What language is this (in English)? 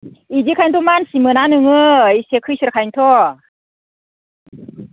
Bodo